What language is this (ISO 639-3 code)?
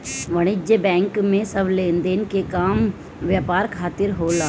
bho